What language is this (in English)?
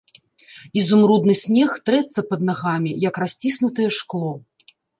Belarusian